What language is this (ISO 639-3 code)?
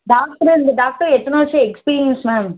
tam